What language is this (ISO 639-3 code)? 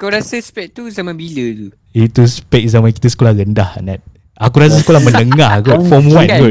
msa